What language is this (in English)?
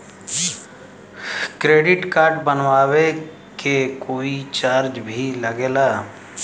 Bhojpuri